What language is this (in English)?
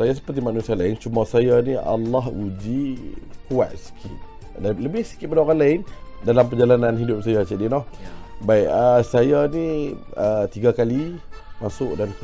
Malay